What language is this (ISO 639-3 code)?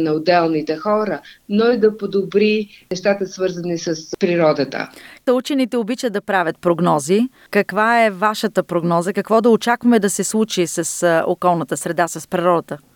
bul